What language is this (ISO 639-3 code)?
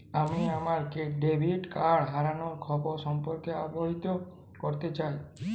ben